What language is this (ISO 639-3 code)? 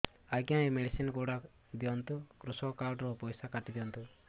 ori